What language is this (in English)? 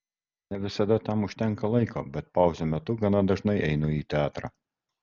Lithuanian